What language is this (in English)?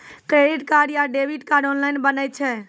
Maithili